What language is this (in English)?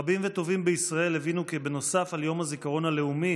Hebrew